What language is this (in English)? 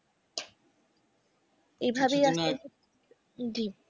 Bangla